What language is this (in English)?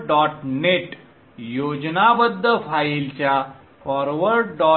Marathi